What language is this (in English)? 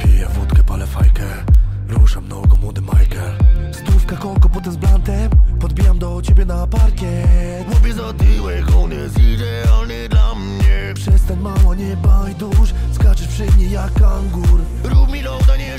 Polish